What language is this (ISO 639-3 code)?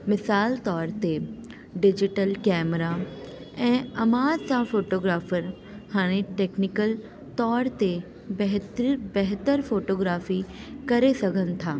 snd